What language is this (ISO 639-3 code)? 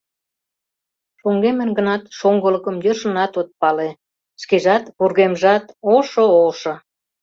chm